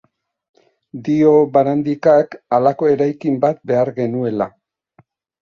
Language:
Basque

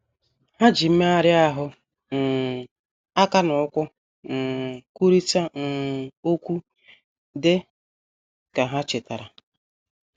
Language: Igbo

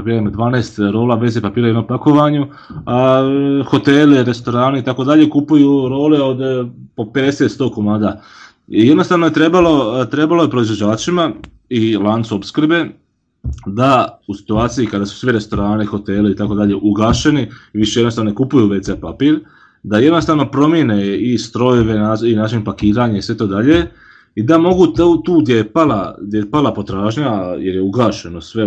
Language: Croatian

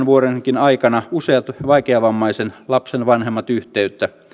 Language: Finnish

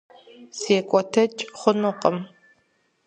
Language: Kabardian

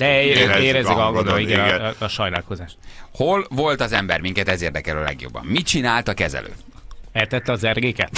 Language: Hungarian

